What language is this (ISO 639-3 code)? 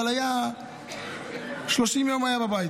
heb